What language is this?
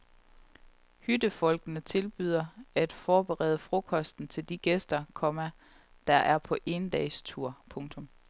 Danish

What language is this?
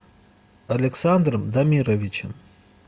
Russian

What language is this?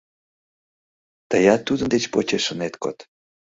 Mari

